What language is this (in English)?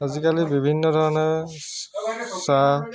Assamese